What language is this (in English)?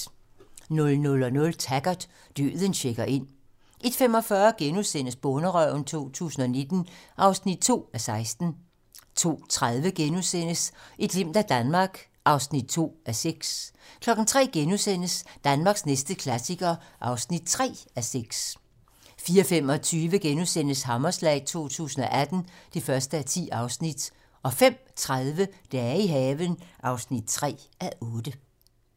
Danish